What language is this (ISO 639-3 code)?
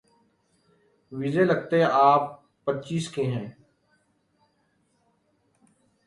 urd